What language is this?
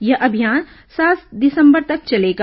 Hindi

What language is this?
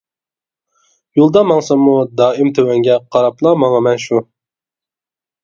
Uyghur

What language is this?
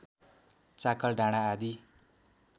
Nepali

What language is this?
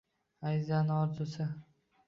Uzbek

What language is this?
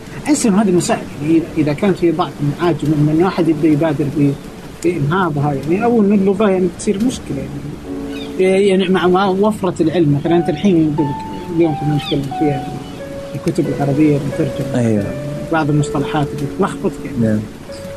Arabic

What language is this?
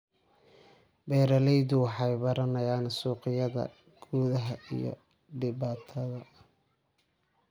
Somali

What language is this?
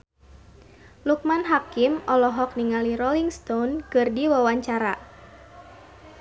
Sundanese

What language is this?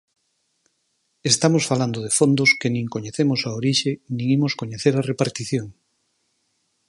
Galician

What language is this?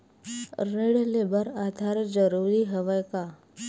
Chhattisgarhi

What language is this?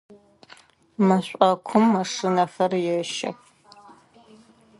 Adyghe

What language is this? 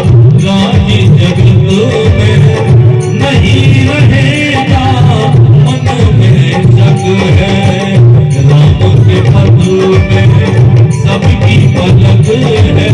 Arabic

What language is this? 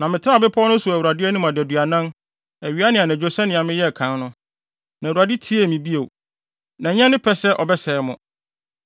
Akan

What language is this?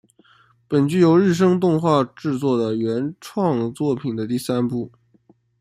Chinese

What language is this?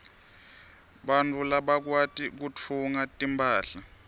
Swati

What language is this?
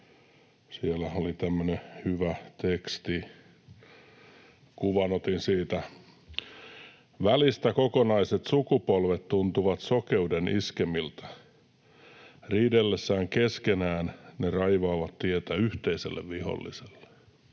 Finnish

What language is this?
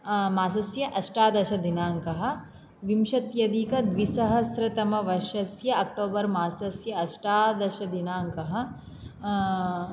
Sanskrit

